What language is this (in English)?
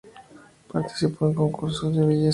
Spanish